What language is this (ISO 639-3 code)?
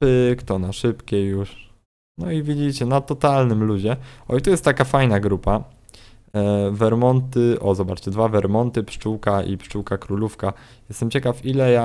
pol